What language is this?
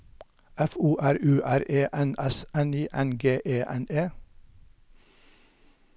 Norwegian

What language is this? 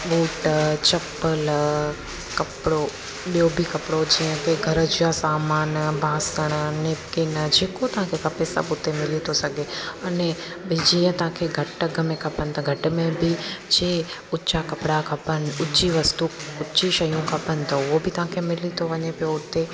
Sindhi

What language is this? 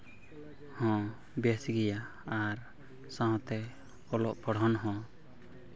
Santali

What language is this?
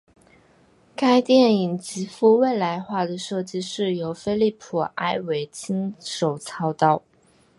Chinese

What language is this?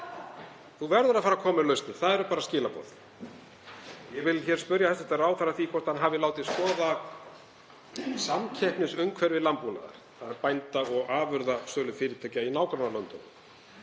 Icelandic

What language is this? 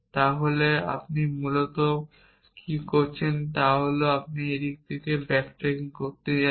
Bangla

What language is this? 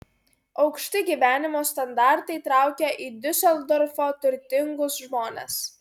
Lithuanian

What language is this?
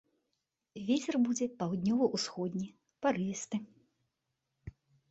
Belarusian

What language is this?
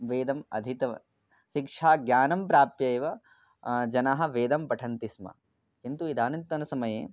Sanskrit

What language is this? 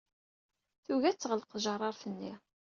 Kabyle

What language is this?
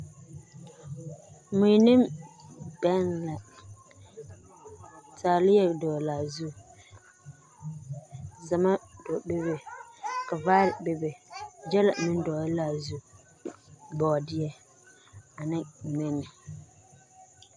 Southern Dagaare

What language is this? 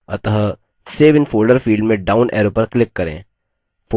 Hindi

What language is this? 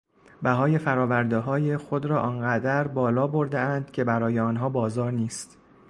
Persian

